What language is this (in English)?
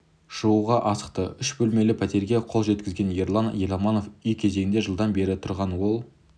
Kazakh